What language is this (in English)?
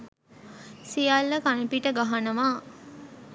Sinhala